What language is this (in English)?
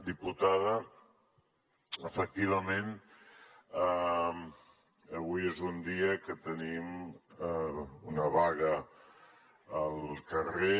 Catalan